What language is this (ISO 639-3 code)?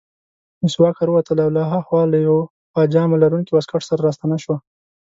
pus